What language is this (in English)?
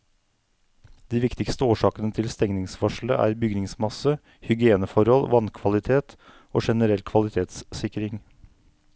Norwegian